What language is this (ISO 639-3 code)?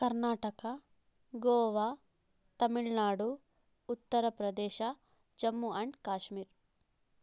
kan